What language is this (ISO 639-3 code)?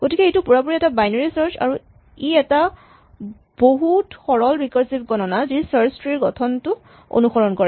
asm